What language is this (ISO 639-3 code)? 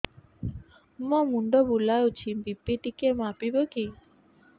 ori